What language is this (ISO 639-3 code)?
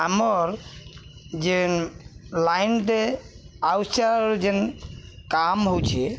ori